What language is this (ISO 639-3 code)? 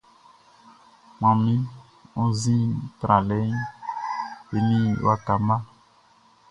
bci